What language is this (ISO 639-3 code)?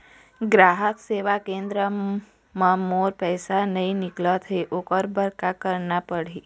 hne